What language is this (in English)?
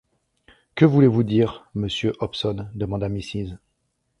French